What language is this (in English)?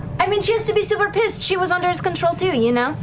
English